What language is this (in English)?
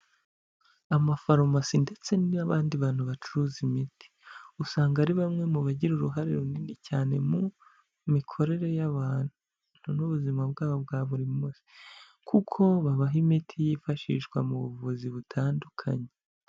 Kinyarwanda